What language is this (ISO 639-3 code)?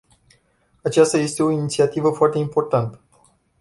ron